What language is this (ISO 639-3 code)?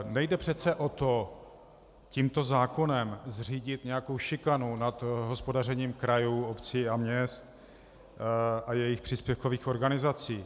ces